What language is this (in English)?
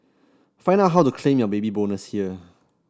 English